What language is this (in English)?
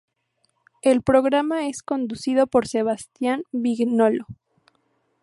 Spanish